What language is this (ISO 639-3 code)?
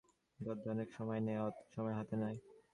ben